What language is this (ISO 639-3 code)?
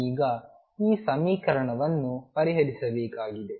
kan